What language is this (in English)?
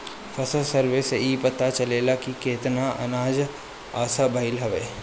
Bhojpuri